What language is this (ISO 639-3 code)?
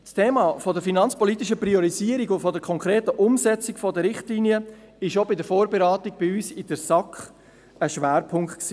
gsw